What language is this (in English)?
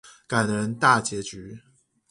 Chinese